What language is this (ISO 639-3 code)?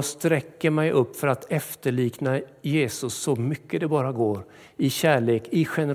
swe